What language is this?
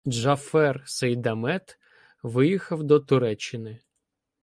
Ukrainian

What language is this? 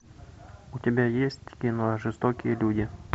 Russian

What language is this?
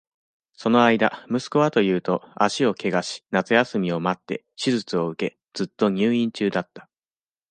Japanese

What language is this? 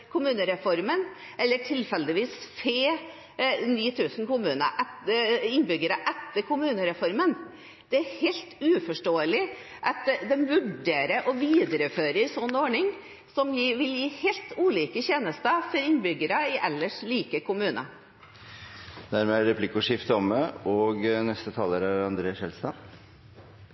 Norwegian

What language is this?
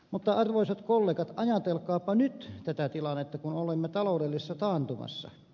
Finnish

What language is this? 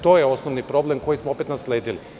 Serbian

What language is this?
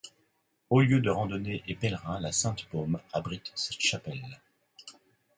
French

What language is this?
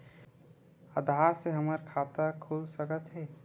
Chhattisgarhi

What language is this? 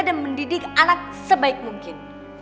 Indonesian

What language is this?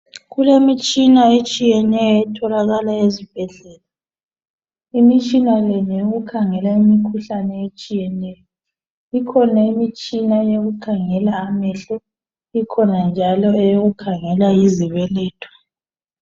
North Ndebele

